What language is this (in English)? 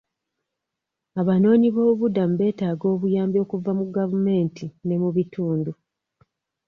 Ganda